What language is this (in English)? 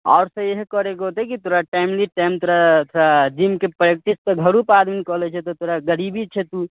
Maithili